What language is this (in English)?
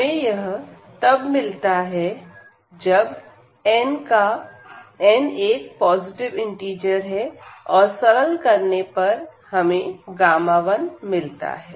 Hindi